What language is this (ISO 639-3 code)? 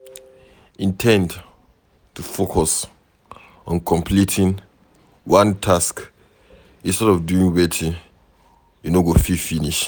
pcm